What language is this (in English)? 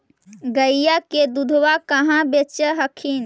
Magahi